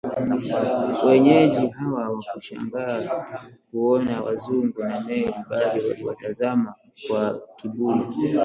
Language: Swahili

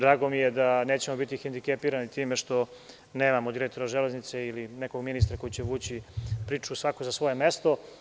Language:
Serbian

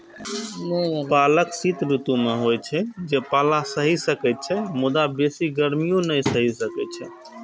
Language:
Maithili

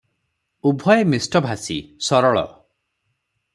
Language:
Odia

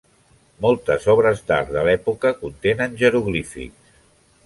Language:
Catalan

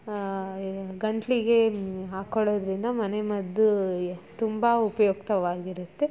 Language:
Kannada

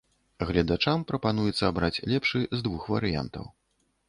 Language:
Belarusian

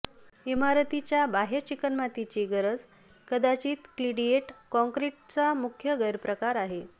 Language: Marathi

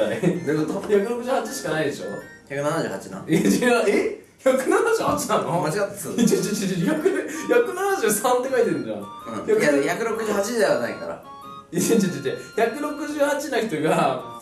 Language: Japanese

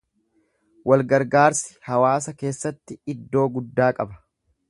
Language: Oromo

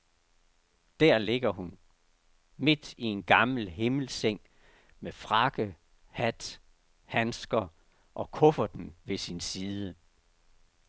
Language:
Danish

